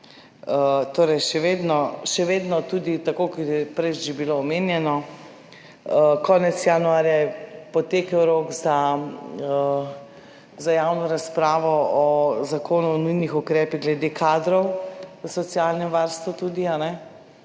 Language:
Slovenian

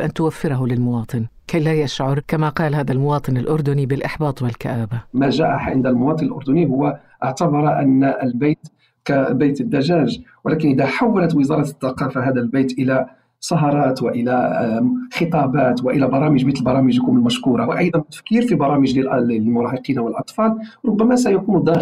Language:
Arabic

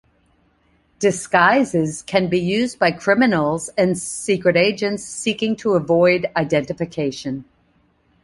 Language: English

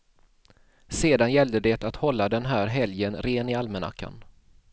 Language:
Swedish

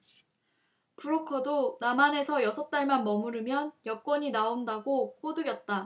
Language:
Korean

